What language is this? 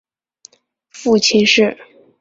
Chinese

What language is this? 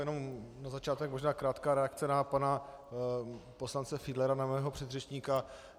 Czech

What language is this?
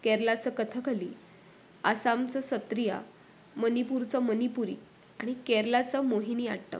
Marathi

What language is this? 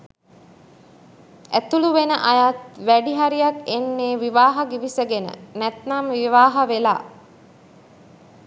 Sinhala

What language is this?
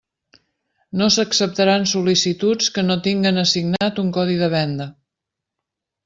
Catalan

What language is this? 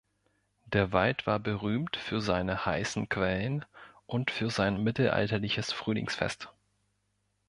German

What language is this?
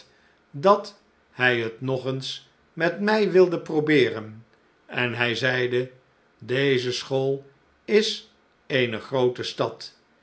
Dutch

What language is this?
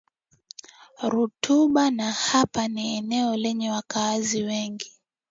Swahili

